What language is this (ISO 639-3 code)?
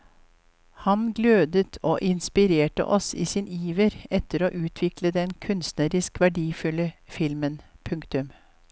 nor